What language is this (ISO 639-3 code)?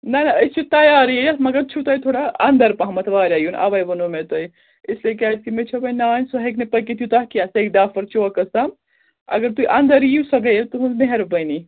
kas